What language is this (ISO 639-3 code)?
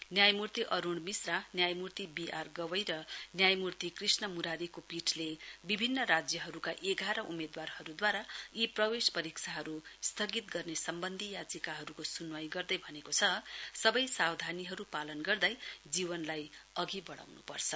nep